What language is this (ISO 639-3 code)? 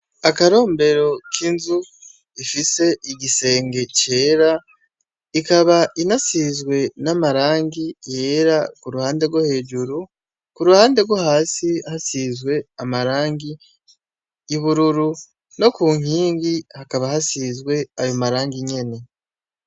run